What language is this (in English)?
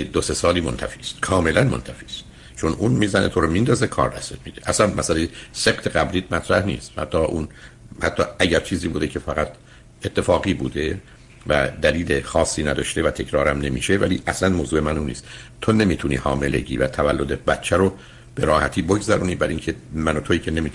Persian